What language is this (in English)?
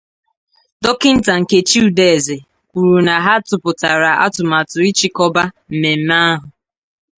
Igbo